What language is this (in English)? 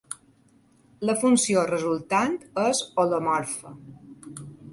Catalan